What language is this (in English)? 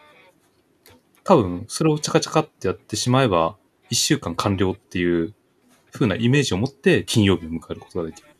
Japanese